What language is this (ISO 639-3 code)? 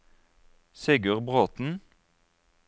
nor